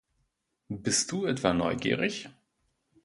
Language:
German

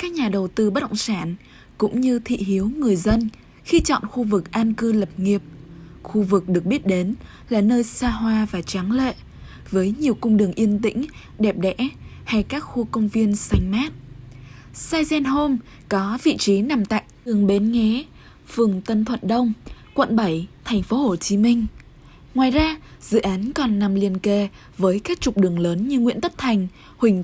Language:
Vietnamese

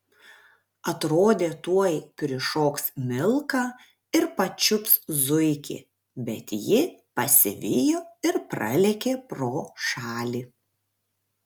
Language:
Lithuanian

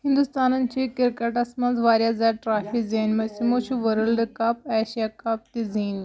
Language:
Kashmiri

